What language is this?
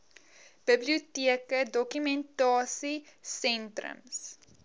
Afrikaans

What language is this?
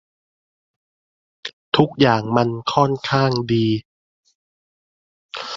Thai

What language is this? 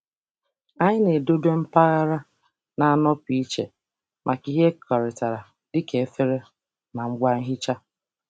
Igbo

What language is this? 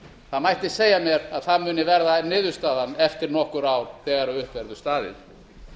Icelandic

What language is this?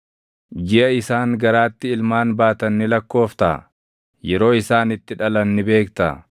Oromo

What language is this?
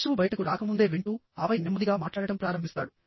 Telugu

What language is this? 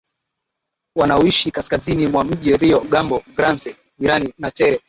Swahili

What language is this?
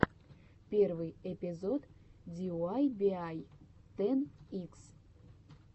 Russian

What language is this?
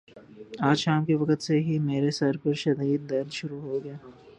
Urdu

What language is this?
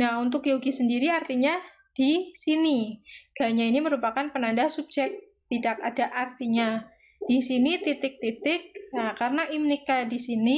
Indonesian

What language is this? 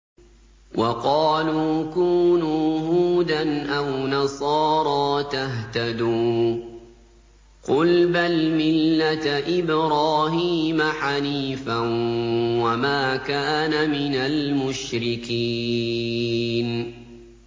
Arabic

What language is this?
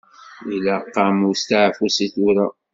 Kabyle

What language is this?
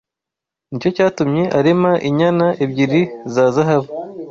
Kinyarwanda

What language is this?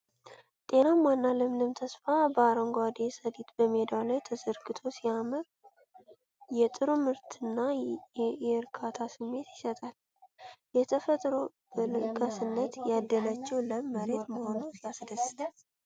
Amharic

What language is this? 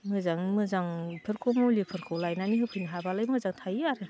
Bodo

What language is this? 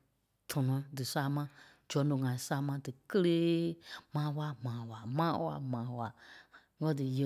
Kpelle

